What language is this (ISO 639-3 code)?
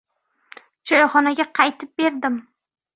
uzb